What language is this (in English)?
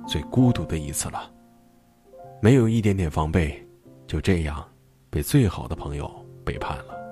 Chinese